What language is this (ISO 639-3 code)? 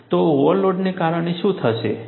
guj